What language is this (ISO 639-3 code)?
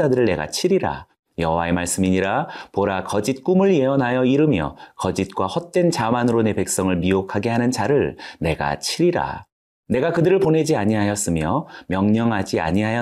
kor